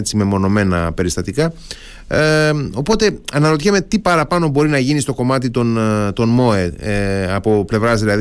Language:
Greek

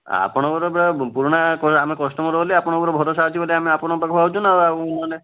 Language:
Odia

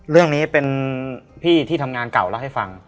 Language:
Thai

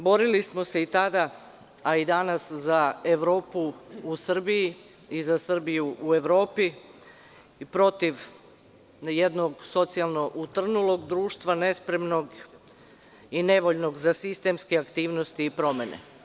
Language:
Serbian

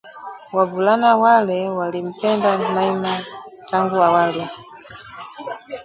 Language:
Swahili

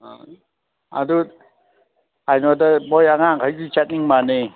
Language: Manipuri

